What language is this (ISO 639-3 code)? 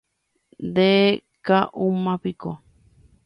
grn